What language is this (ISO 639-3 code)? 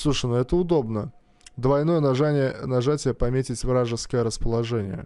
rus